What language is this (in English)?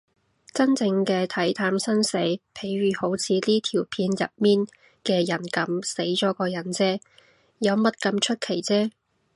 Cantonese